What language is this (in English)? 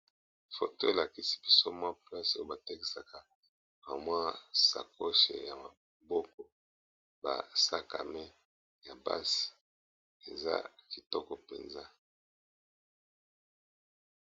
Lingala